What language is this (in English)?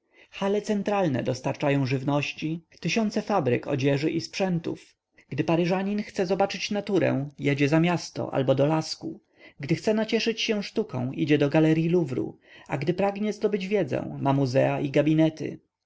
Polish